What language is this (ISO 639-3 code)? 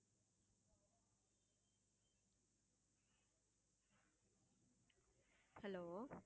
tam